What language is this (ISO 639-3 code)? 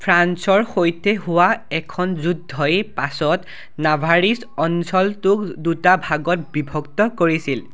asm